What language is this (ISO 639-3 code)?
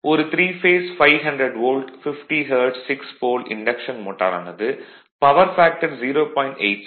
tam